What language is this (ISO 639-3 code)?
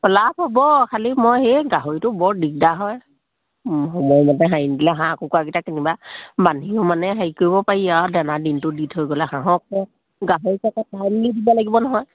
asm